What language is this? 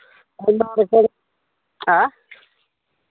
Santali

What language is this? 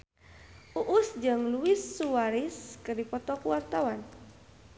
Sundanese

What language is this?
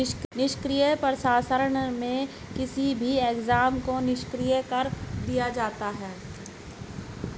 Hindi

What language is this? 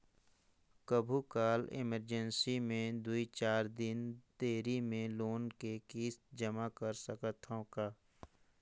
Chhattisgarhi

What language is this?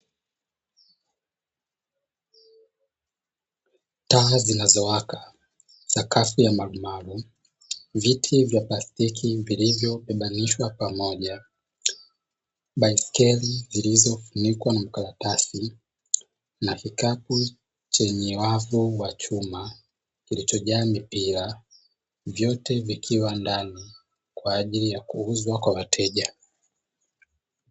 Swahili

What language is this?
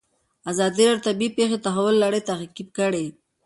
Pashto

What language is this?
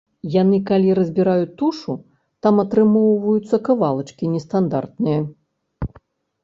Belarusian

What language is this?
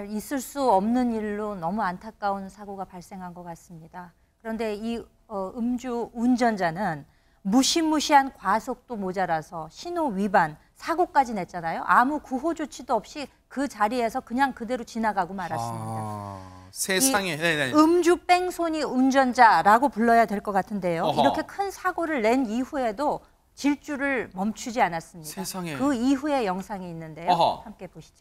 Korean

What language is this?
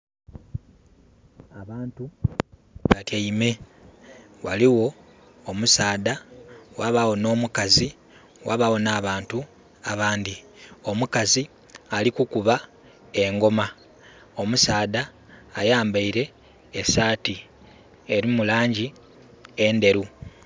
Soga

